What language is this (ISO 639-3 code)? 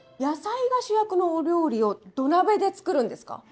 jpn